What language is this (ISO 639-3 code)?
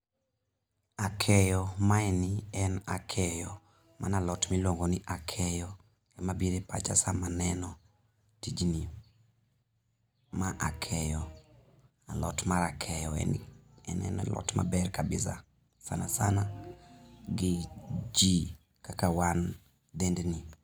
luo